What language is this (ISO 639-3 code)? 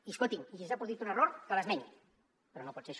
cat